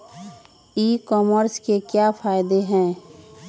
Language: Magahi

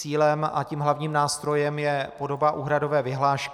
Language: Czech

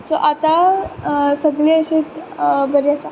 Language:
Konkani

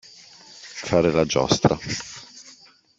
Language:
Italian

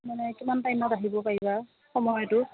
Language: Assamese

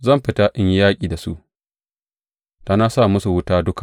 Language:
Hausa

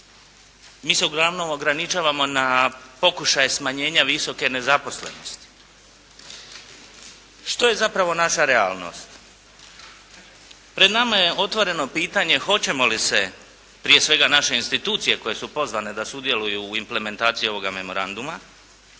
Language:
Croatian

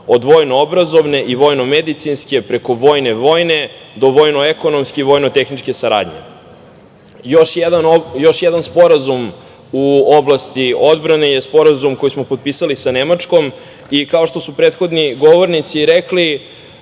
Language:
Serbian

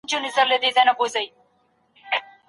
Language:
Pashto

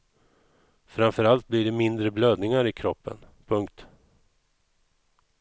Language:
Swedish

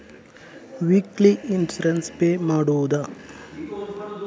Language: Kannada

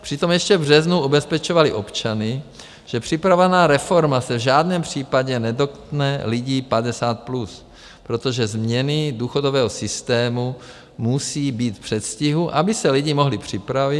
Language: Czech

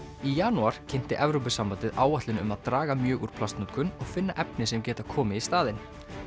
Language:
Icelandic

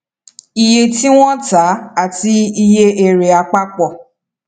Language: Yoruba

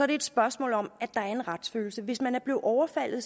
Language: Danish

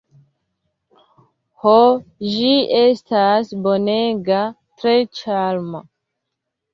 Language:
Esperanto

